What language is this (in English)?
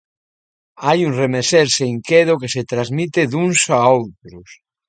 Galician